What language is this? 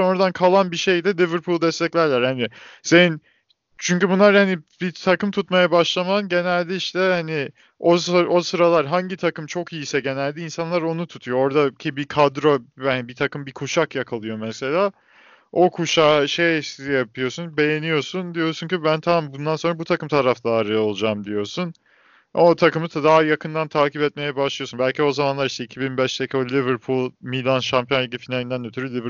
Turkish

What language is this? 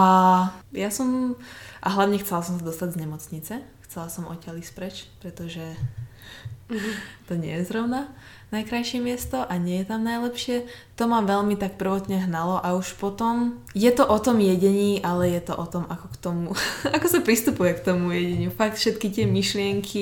Slovak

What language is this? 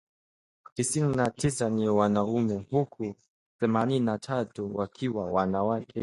Swahili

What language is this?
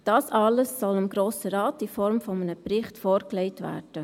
Swiss German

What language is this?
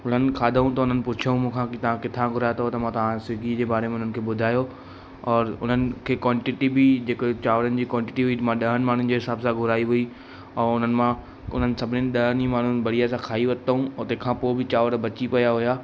Sindhi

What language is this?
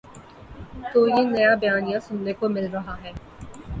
Urdu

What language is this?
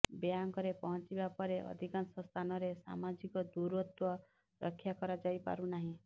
Odia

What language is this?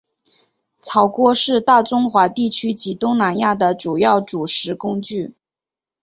Chinese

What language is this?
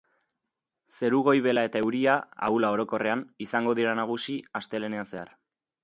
Basque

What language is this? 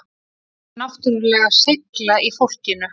Icelandic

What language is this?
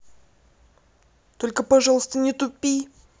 Russian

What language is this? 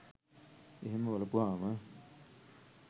Sinhala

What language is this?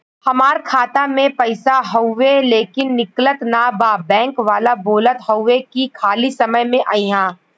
Bhojpuri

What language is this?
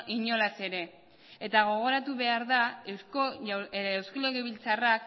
Basque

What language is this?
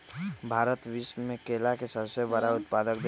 Magahi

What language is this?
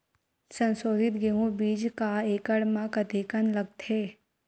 Chhattisgarhi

